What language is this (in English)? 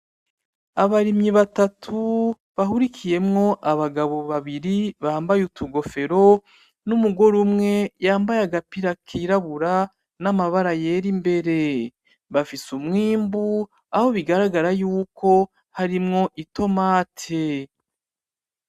Rundi